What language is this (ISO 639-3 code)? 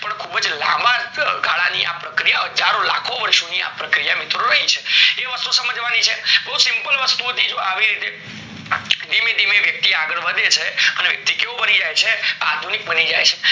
guj